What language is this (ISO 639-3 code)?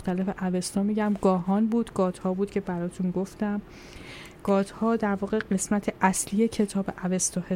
fas